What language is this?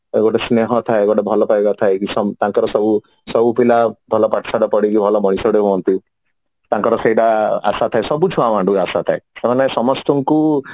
Odia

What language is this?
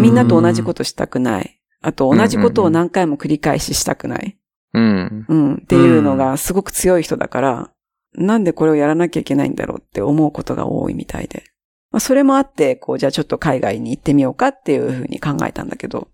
Japanese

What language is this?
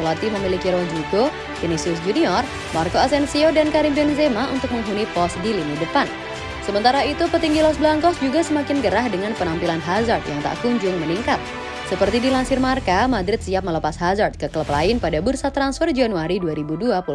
Indonesian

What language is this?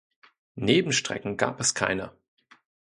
German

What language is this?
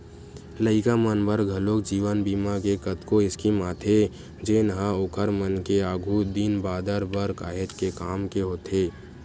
Chhattisgarhi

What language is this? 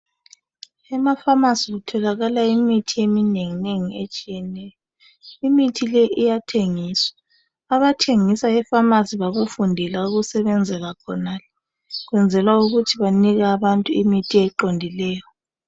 North Ndebele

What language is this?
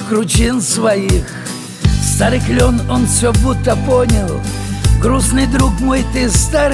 Russian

